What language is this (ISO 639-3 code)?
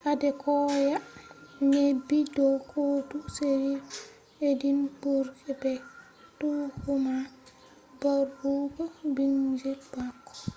ful